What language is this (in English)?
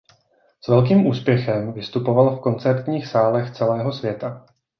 Czech